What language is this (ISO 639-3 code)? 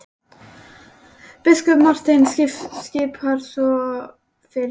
isl